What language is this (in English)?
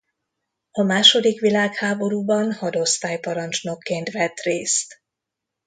Hungarian